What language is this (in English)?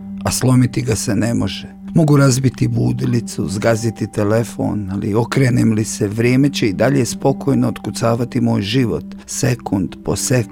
Croatian